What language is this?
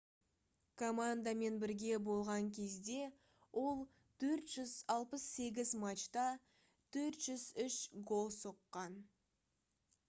Kazakh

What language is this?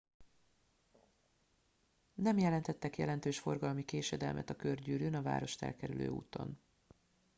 Hungarian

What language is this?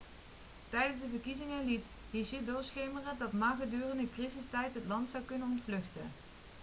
Dutch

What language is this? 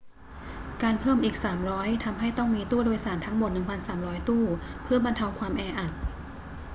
Thai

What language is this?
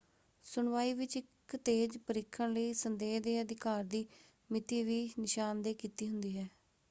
Punjabi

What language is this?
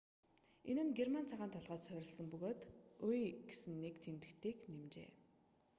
Mongolian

